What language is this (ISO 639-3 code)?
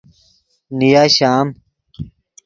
ydg